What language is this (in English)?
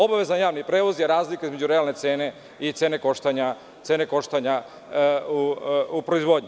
Serbian